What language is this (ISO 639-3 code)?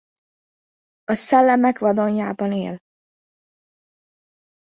hun